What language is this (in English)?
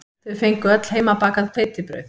Icelandic